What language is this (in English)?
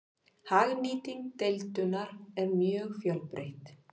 Icelandic